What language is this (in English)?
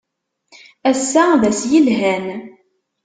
Kabyle